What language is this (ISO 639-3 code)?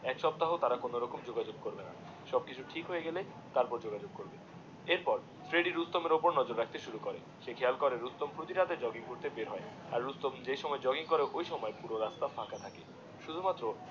ben